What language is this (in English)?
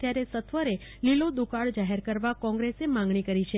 Gujarati